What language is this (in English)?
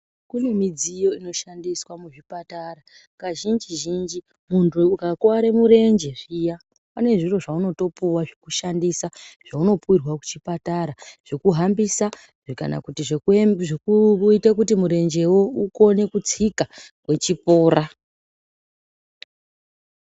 Ndau